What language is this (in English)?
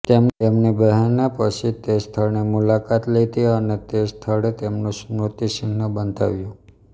Gujarati